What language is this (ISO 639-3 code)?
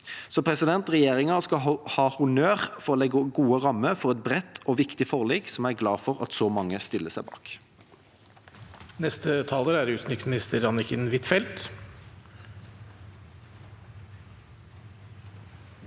nor